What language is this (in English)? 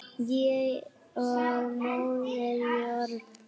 Icelandic